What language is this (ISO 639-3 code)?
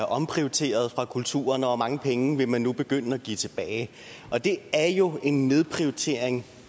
dan